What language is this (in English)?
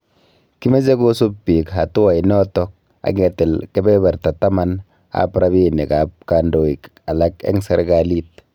Kalenjin